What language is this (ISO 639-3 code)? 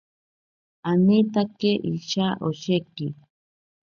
prq